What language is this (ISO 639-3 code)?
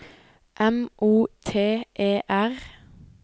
nor